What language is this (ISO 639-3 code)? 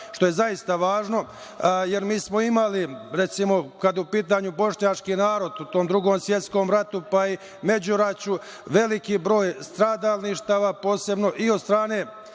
srp